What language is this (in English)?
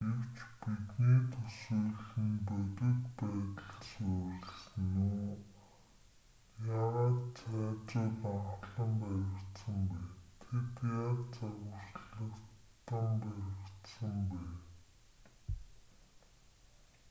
Mongolian